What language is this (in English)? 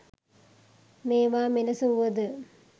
Sinhala